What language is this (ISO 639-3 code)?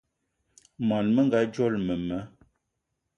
eto